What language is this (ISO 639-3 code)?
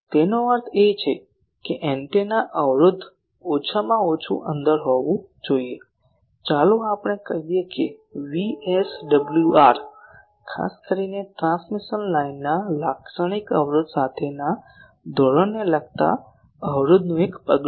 guj